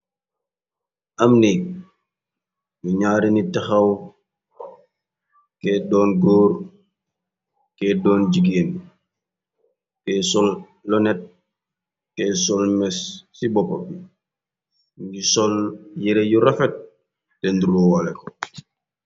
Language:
Wolof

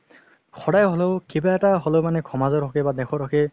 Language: Assamese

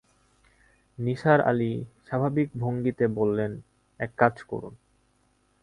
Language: Bangla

